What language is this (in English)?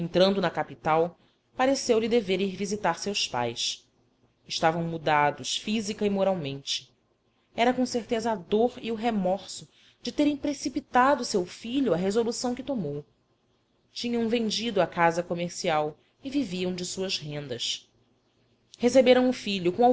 Portuguese